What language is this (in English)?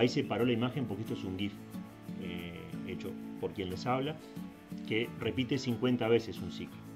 Spanish